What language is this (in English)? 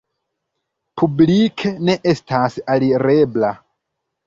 Esperanto